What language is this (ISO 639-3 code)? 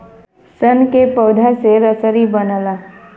bho